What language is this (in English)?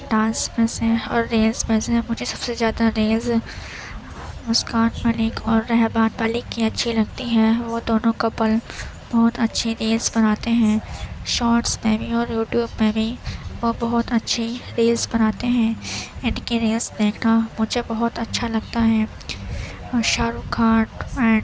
Urdu